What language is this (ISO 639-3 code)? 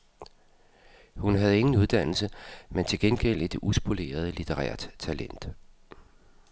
dan